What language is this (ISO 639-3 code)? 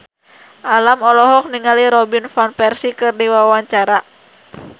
sun